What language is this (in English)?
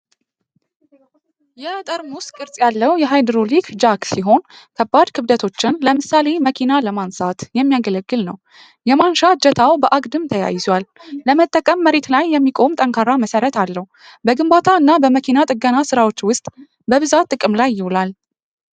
Amharic